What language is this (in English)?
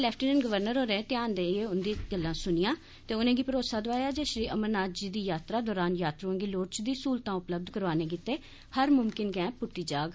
Dogri